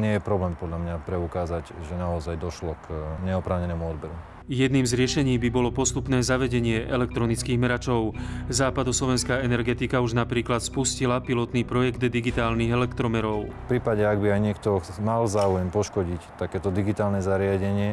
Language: Slovak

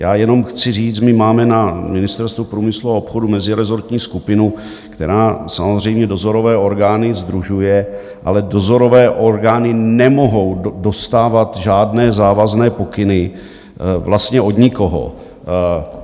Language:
Czech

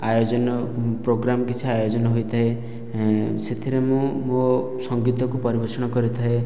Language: Odia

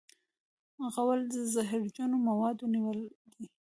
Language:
Pashto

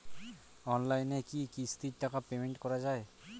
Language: Bangla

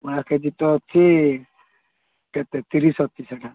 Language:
Odia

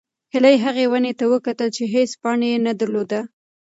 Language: Pashto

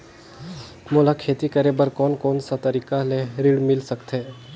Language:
Chhattisgarhi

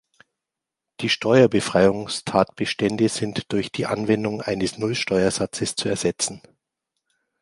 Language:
German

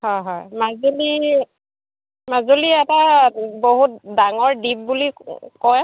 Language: Assamese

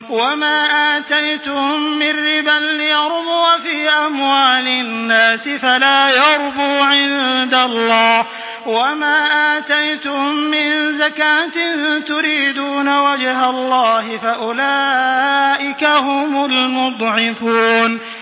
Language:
Arabic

